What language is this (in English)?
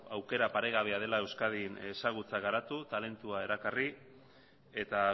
Basque